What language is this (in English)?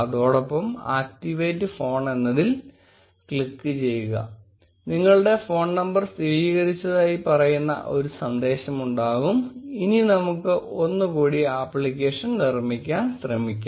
Malayalam